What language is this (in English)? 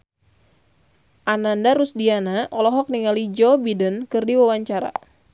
Sundanese